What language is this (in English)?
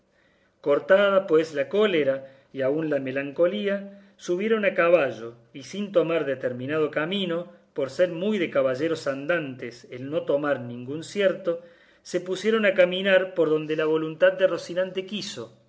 Spanish